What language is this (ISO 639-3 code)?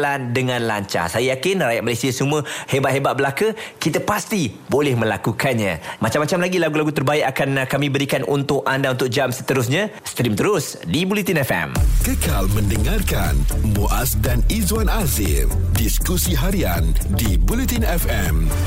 msa